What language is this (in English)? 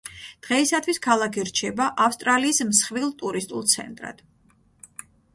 Georgian